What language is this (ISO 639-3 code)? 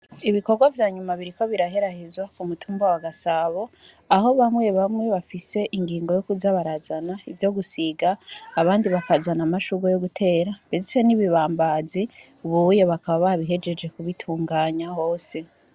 run